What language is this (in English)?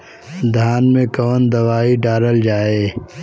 Bhojpuri